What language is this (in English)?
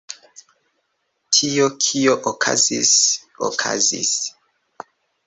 Esperanto